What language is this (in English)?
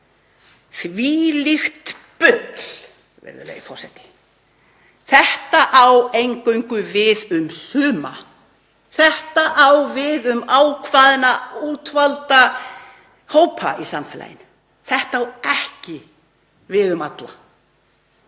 Icelandic